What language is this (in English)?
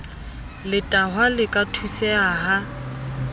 Southern Sotho